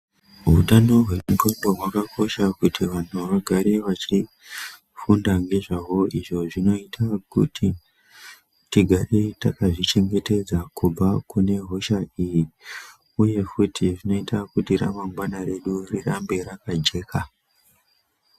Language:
Ndau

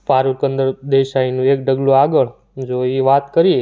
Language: Gujarati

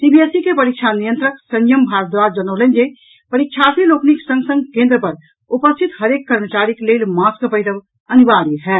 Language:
Maithili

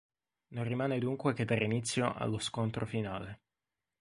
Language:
Italian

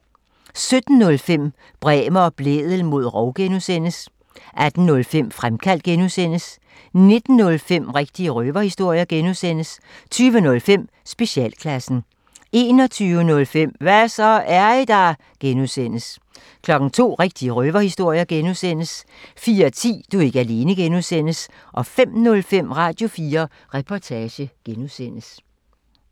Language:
Danish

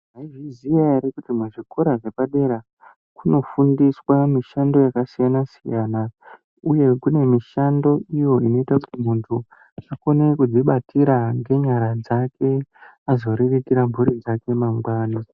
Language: Ndau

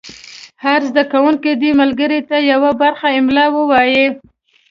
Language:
Pashto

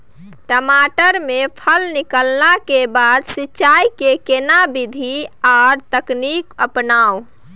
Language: Maithili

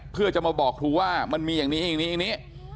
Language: Thai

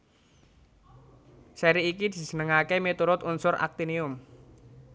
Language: Javanese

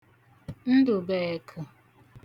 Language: Igbo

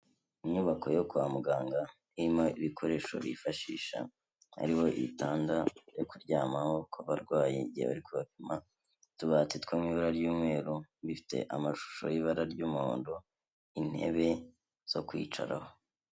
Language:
Kinyarwanda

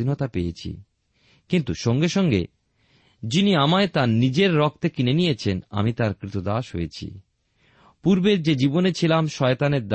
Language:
Bangla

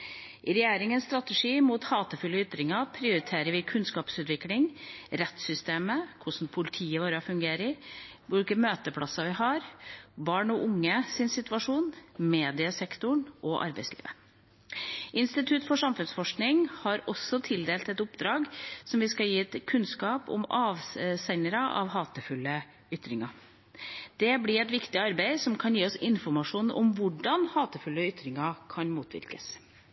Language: Norwegian Bokmål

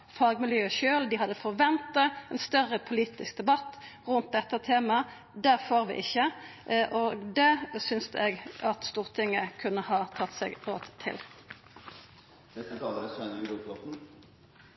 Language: Norwegian Nynorsk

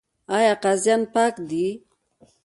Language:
Pashto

